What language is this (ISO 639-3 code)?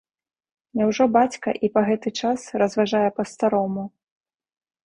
bel